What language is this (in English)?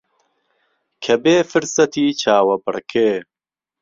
Central Kurdish